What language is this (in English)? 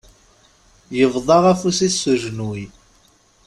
Kabyle